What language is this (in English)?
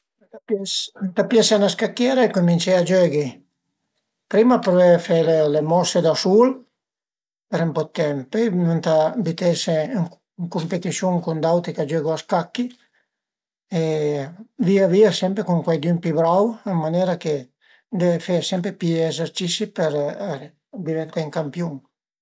Piedmontese